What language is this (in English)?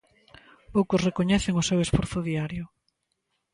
Galician